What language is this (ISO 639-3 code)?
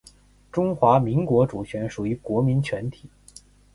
zho